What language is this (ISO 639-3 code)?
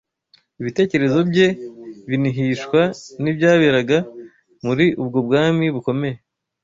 kin